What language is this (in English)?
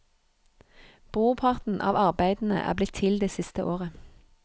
Norwegian